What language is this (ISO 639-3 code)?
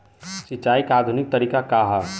bho